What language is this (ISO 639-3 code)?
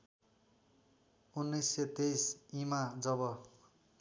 nep